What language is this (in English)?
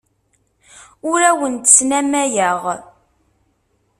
Kabyle